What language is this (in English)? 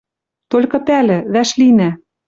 Western Mari